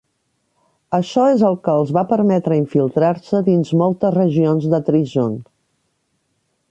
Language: Catalan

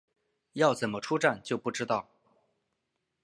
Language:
Chinese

